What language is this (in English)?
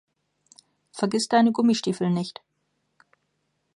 German